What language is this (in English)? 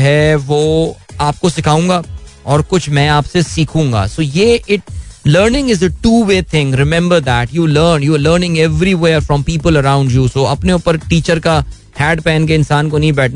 Hindi